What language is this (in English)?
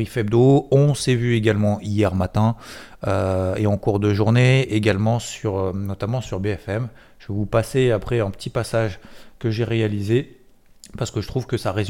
French